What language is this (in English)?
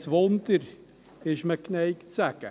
Swiss German